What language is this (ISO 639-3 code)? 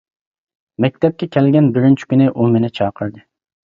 uig